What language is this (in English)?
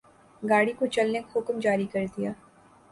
Urdu